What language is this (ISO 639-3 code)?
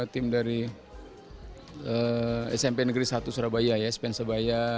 ind